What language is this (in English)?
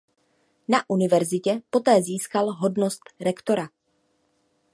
Czech